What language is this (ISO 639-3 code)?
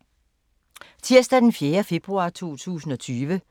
dan